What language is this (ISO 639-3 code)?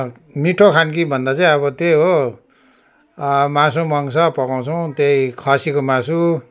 nep